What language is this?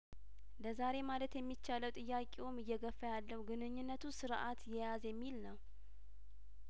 Amharic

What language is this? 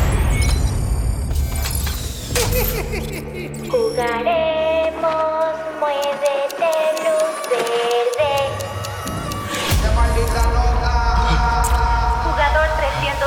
Spanish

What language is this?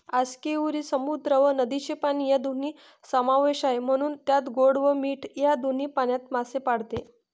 Marathi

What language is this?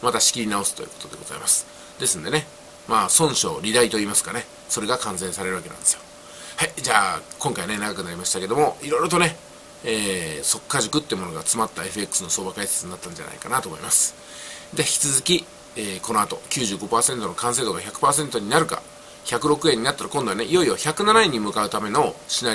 Japanese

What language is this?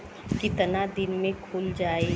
Bhojpuri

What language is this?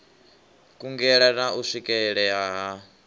Venda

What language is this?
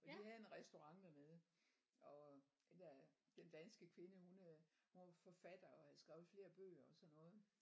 Danish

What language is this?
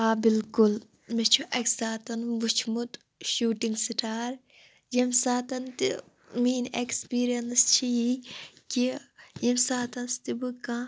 Kashmiri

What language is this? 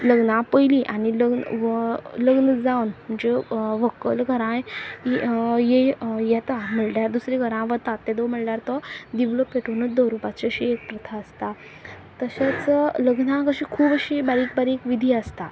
Konkani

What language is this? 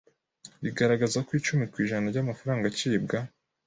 Kinyarwanda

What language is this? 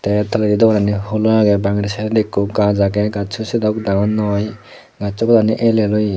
Chakma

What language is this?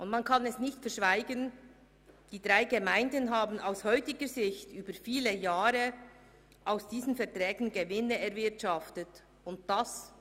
Swiss German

